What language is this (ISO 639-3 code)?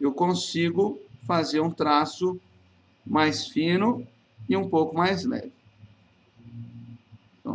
por